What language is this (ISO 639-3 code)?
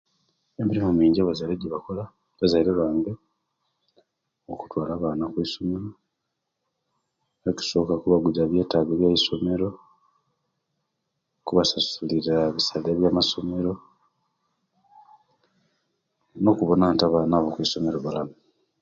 lke